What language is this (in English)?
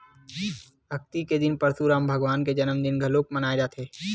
Chhattisgarhi